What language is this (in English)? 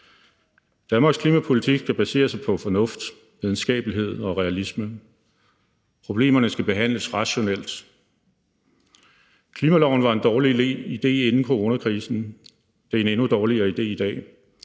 Danish